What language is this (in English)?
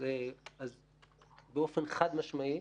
Hebrew